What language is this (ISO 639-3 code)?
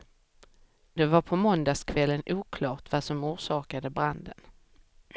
swe